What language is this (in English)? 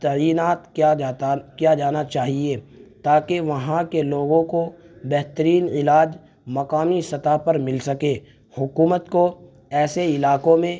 Urdu